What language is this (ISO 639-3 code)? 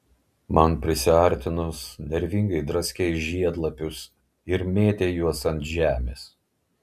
lit